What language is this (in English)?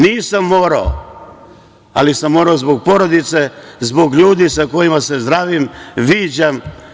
Serbian